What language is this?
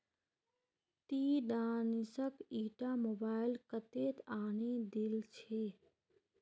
Magahi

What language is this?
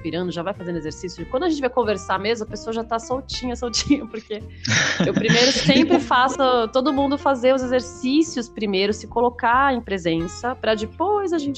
Portuguese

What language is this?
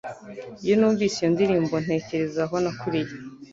Kinyarwanda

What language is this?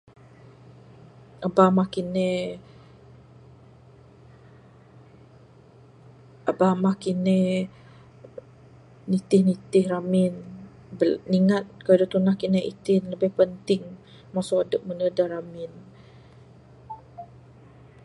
Bukar-Sadung Bidayuh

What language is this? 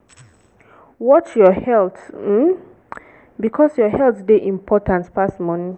Nigerian Pidgin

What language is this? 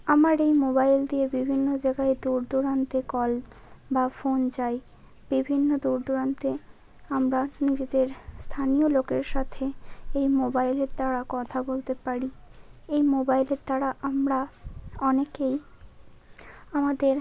Bangla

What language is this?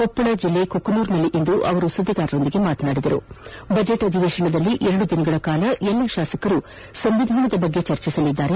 Kannada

